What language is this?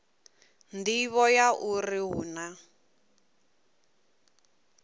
Venda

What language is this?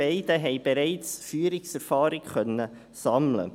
Swiss German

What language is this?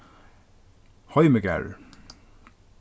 Faroese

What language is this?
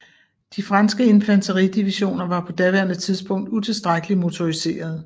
Danish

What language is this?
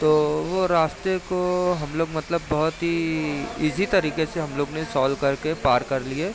Urdu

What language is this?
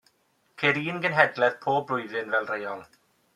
Welsh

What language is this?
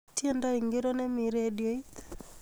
Kalenjin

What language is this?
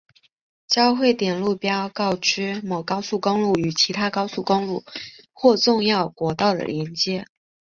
Chinese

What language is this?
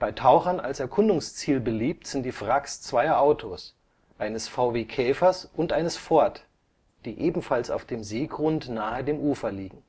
German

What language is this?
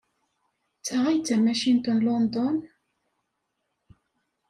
Kabyle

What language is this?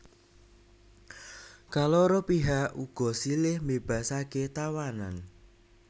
Javanese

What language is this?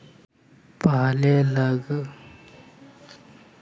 Magahi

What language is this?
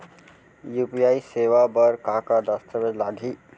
Chhattisgarhi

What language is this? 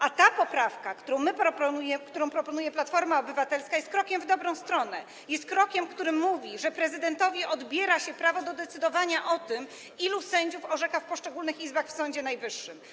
Polish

